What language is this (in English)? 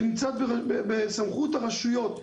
Hebrew